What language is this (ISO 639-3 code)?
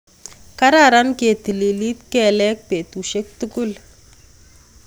kln